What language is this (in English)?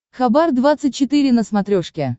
Russian